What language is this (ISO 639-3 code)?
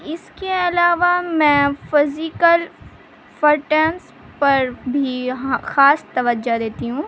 urd